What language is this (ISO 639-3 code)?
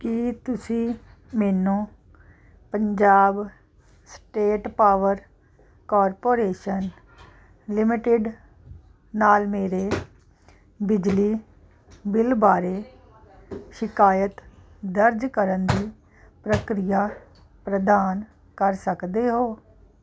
pan